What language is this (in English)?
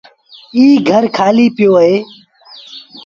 Sindhi Bhil